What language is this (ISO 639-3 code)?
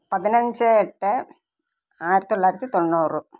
mal